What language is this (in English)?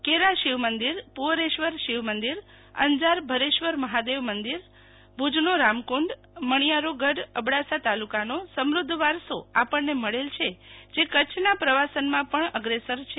Gujarati